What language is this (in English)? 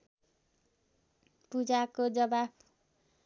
Nepali